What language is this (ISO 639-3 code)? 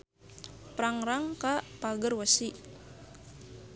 sun